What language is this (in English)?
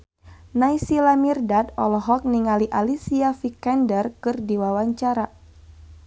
Sundanese